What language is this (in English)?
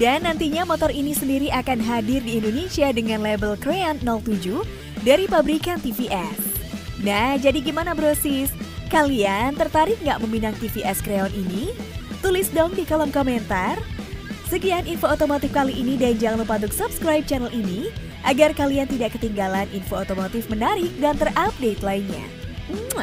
Indonesian